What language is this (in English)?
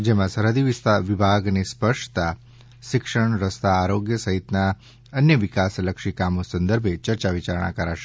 Gujarati